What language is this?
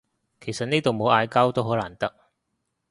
Cantonese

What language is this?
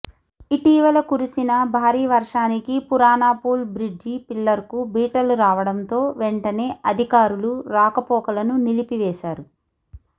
Telugu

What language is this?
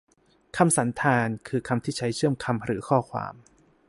Thai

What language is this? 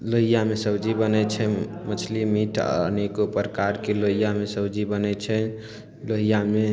Maithili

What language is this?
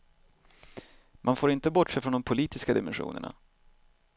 Swedish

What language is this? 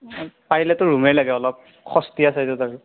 Assamese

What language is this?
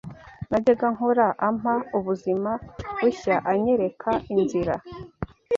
Kinyarwanda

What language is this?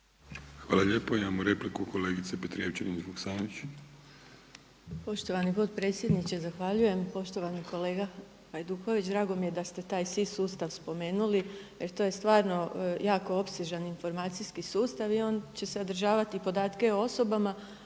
Croatian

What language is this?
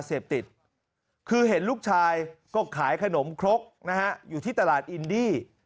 Thai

